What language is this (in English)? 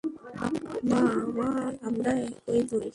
Bangla